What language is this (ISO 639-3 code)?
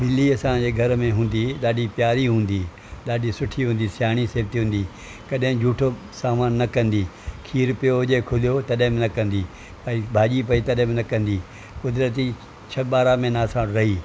snd